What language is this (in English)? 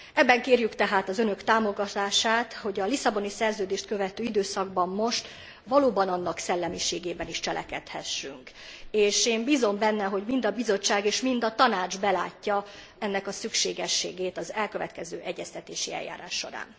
Hungarian